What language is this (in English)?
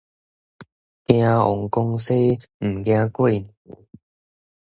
Min Nan Chinese